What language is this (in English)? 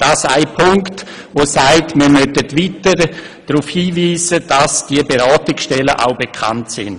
Swiss German